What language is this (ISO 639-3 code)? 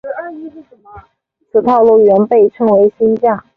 zho